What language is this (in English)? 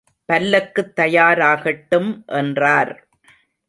Tamil